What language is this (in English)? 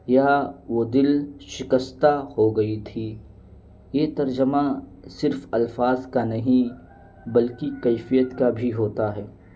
Urdu